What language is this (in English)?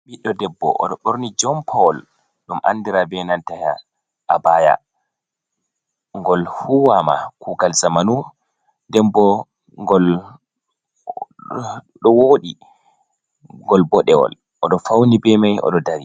Fula